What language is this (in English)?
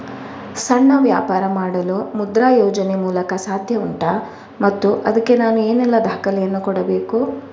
Kannada